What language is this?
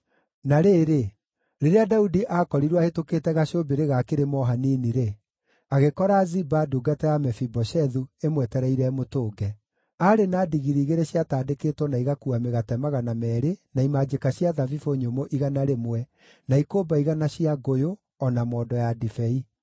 Kikuyu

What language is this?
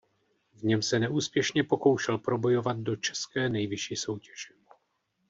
Czech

